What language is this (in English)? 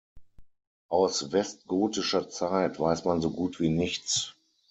German